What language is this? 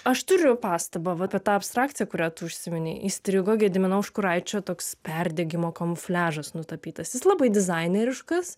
Lithuanian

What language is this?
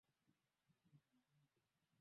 Swahili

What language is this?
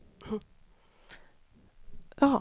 Swedish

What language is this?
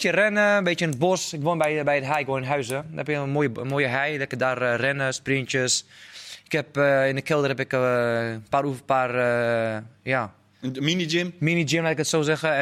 Dutch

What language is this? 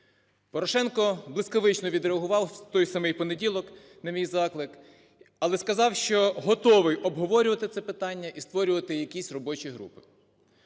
Ukrainian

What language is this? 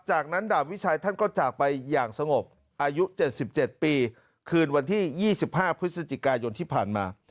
Thai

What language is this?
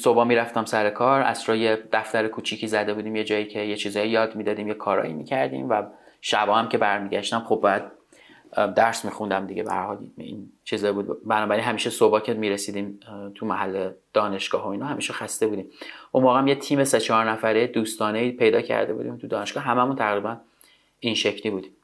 Persian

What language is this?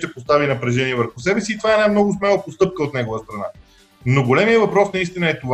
Bulgarian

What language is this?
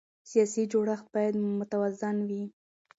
Pashto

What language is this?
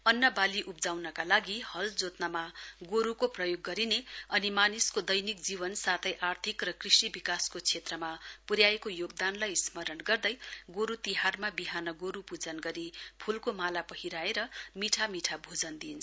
Nepali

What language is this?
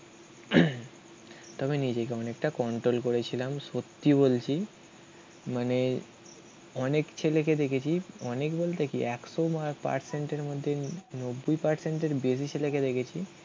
Bangla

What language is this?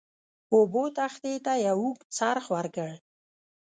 Pashto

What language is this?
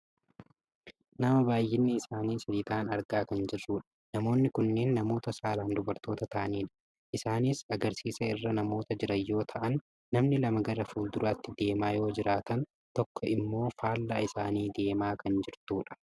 Oromo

